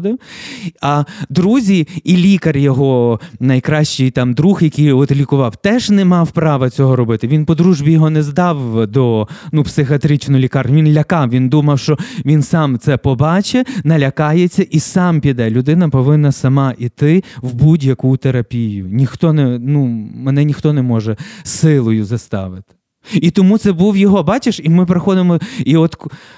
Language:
Ukrainian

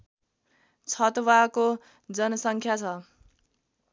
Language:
Nepali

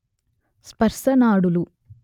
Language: Telugu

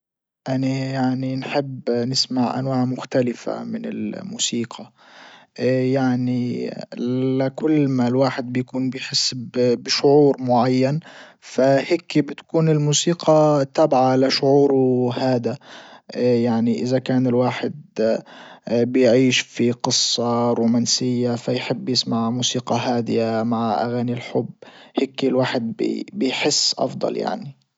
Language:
Libyan Arabic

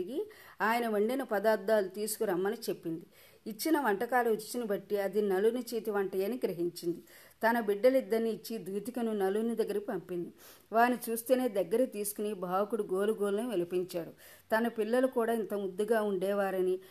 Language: Telugu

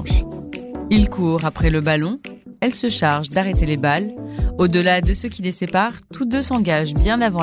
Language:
French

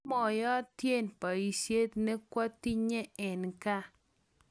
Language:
Kalenjin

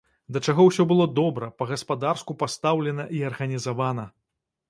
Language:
Belarusian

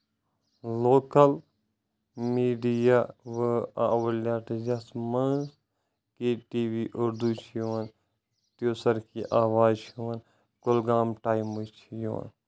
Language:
Kashmiri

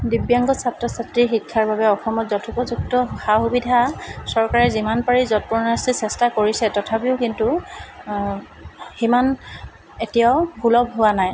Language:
Assamese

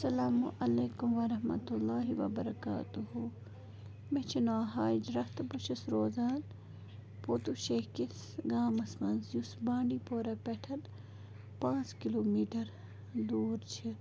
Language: Kashmiri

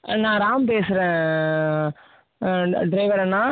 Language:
Tamil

